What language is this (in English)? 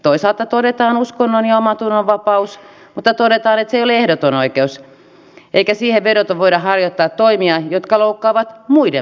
Finnish